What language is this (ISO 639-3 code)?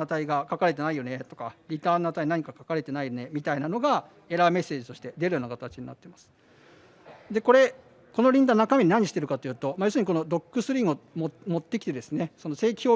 jpn